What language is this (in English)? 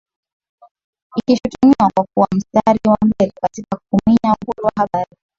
Swahili